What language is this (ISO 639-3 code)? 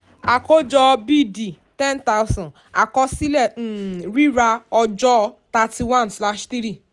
yor